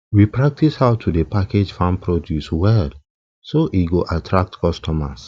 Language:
Nigerian Pidgin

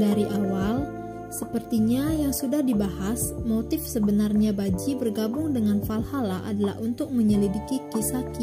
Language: Indonesian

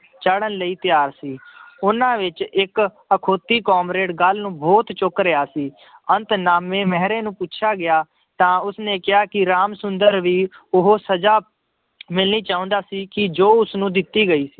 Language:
Punjabi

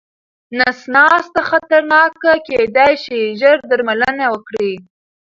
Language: Pashto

